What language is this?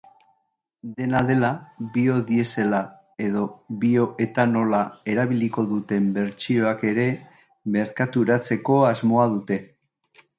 Basque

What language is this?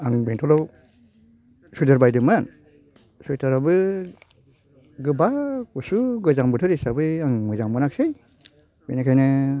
Bodo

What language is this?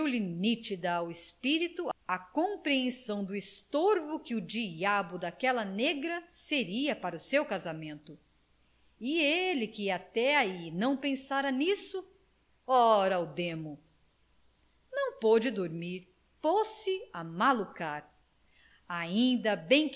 Portuguese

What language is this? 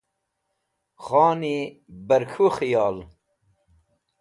Wakhi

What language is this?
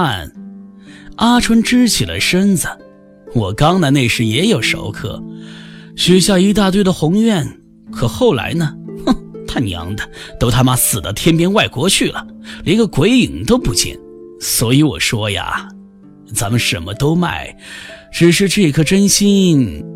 Chinese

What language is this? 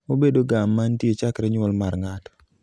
Luo (Kenya and Tanzania)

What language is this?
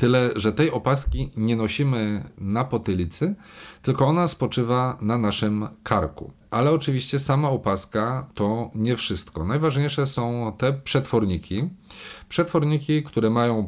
Polish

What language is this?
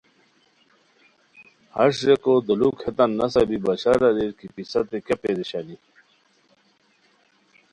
Khowar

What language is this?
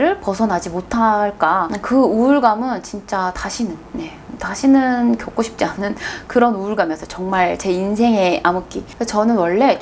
Korean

